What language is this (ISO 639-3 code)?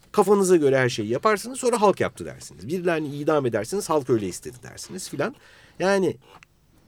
tur